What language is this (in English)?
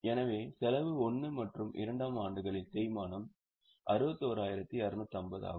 Tamil